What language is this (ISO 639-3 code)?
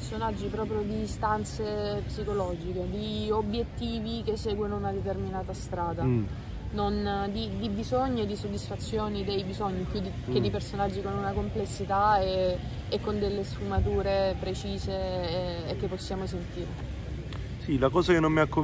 ita